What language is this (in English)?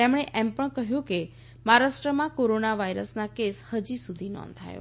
Gujarati